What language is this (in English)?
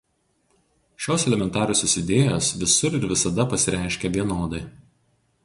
Lithuanian